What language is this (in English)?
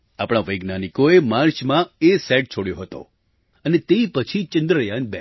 Gujarati